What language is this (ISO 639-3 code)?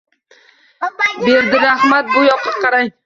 uzb